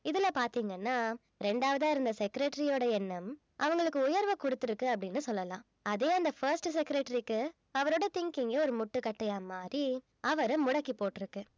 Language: Tamil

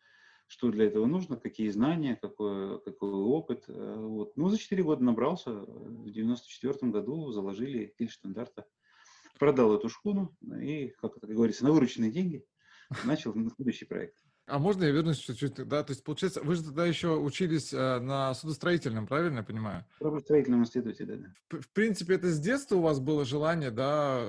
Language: Russian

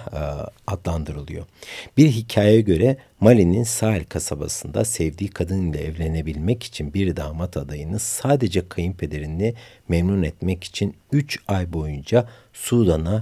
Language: Turkish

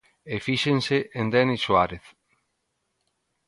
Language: Galician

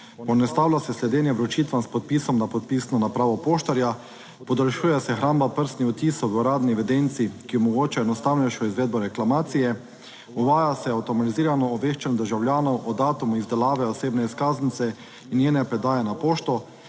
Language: Slovenian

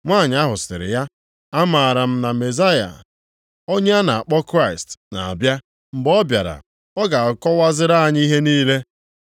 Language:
Igbo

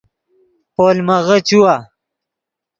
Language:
Yidgha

